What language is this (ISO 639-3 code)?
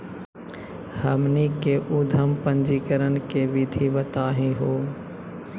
mag